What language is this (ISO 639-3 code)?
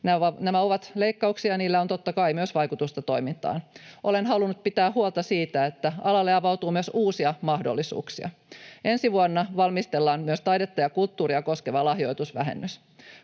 fin